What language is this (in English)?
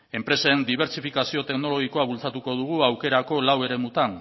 Basque